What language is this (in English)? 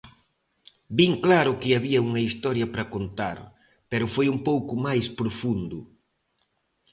Galician